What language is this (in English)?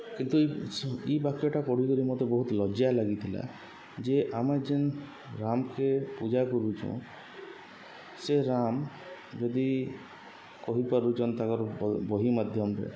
Odia